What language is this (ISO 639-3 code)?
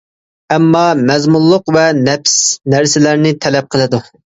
uig